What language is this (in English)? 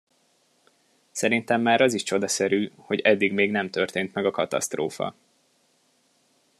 Hungarian